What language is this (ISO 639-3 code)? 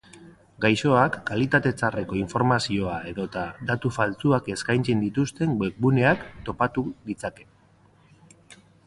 eus